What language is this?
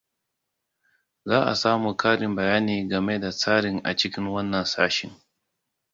Hausa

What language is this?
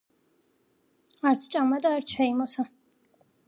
Georgian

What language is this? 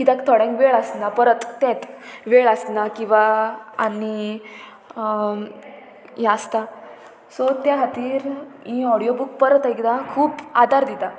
Konkani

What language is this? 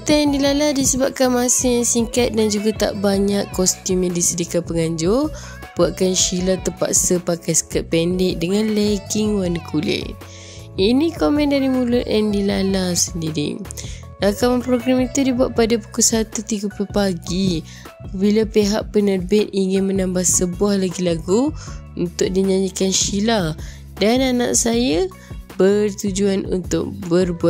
Malay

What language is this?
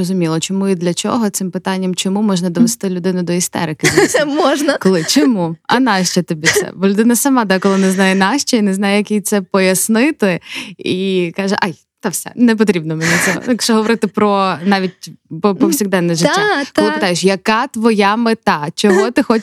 Ukrainian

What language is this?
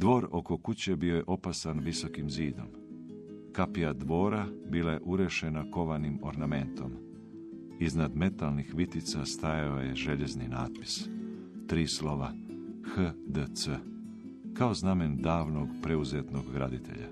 Croatian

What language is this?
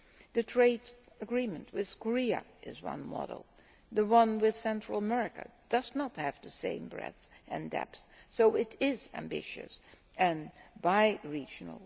English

